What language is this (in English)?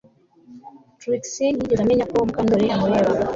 Kinyarwanda